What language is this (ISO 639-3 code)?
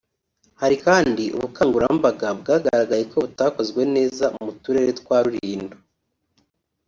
kin